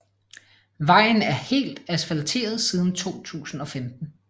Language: Danish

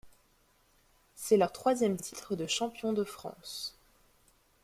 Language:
French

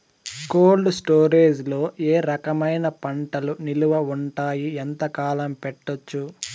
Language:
Telugu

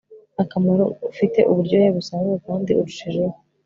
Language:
Kinyarwanda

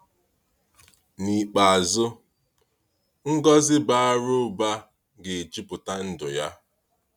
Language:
Igbo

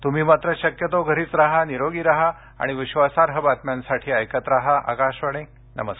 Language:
Marathi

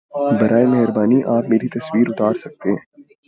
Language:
Urdu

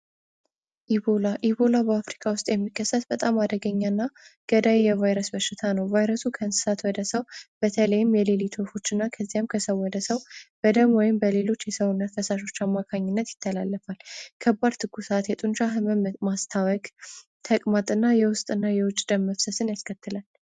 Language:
Amharic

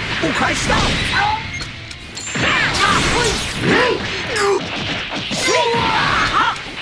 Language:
Japanese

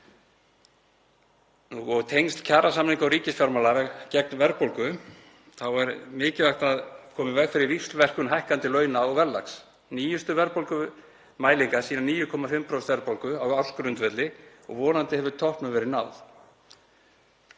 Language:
Icelandic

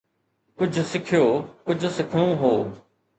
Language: Sindhi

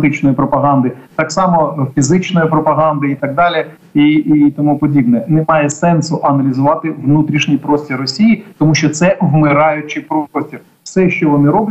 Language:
Ukrainian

